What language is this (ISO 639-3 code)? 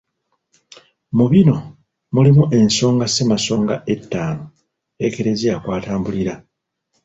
lug